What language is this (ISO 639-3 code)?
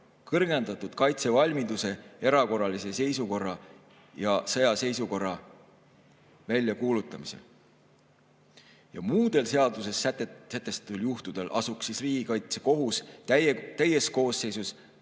est